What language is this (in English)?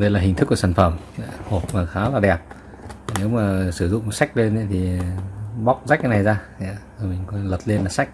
Vietnamese